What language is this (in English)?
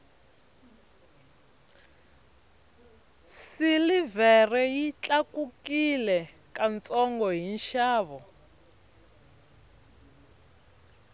Tsonga